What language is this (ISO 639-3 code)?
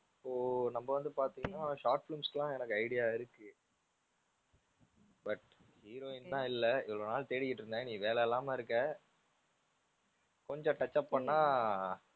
tam